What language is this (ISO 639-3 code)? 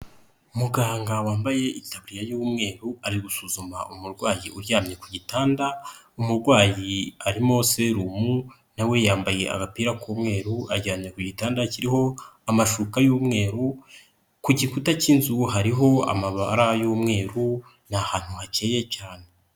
kin